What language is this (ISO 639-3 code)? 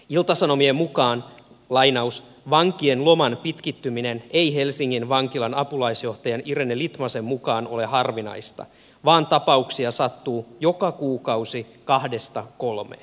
fin